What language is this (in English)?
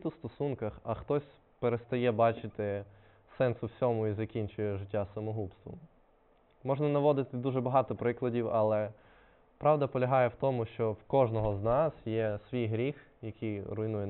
Ukrainian